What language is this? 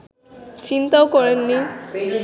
Bangla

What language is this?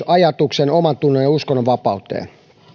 Finnish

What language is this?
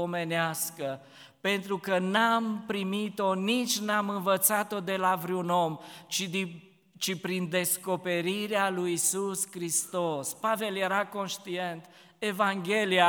Romanian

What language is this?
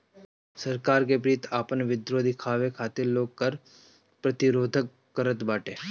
Bhojpuri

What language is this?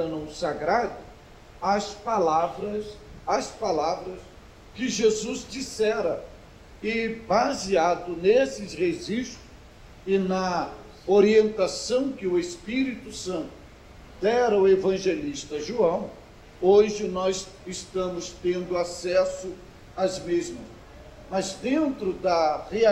Portuguese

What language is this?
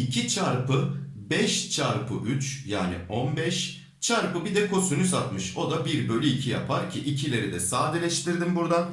Turkish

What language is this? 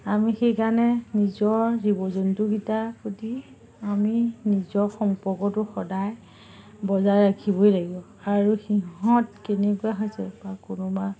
Assamese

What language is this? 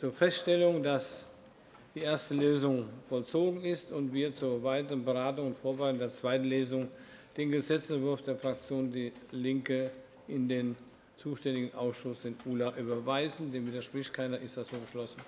German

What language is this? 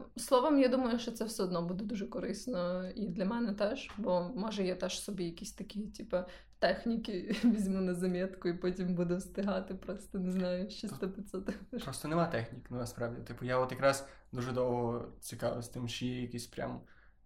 Ukrainian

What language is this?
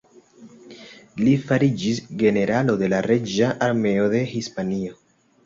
Esperanto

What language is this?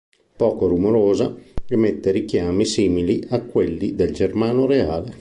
Italian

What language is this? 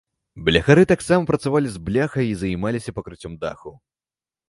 Belarusian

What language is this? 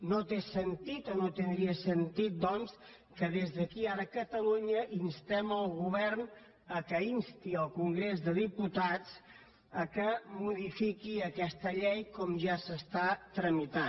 Catalan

